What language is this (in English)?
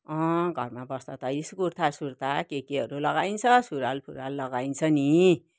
Nepali